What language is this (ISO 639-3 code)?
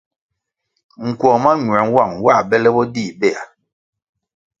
nmg